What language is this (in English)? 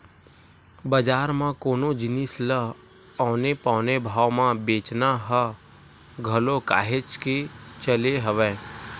Chhattisgarhi